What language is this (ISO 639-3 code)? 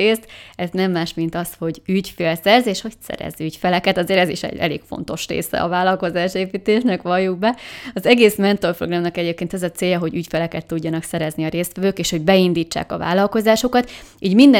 hun